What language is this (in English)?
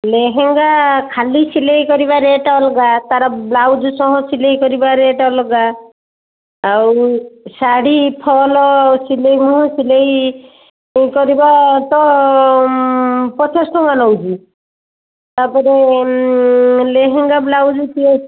Odia